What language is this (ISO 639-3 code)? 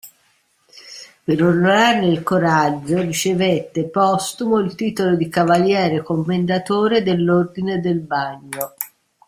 ita